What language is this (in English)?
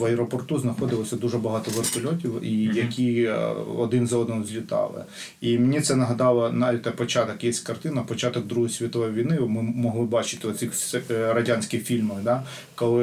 Ukrainian